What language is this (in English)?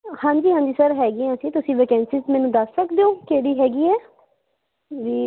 Punjabi